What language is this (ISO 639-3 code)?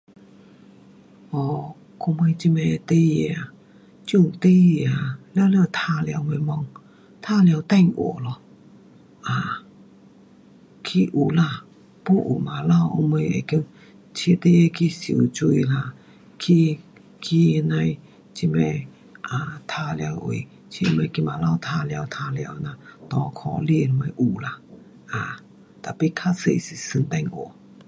cpx